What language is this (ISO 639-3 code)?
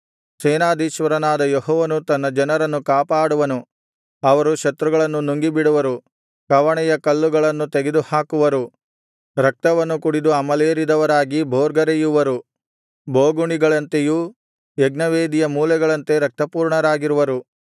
kan